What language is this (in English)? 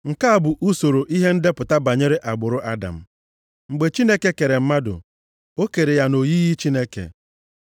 Igbo